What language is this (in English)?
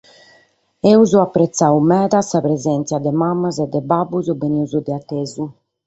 Sardinian